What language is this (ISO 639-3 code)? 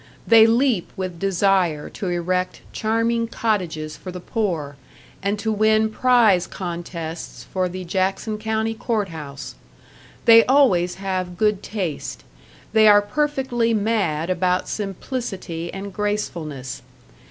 eng